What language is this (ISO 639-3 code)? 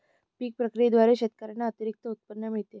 mar